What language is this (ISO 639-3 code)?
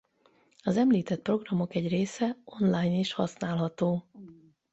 hun